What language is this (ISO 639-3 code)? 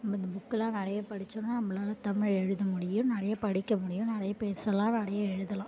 tam